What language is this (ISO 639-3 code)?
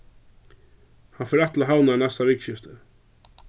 fao